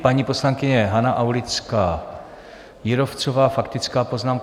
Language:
Czech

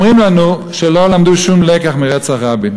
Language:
Hebrew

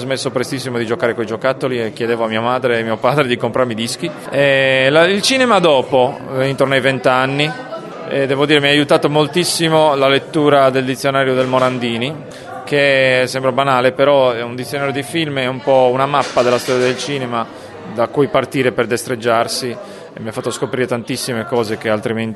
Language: Italian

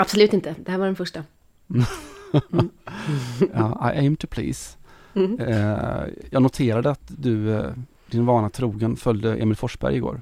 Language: Swedish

